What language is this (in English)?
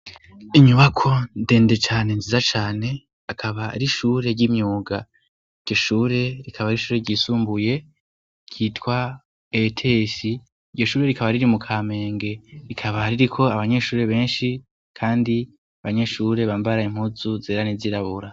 Rundi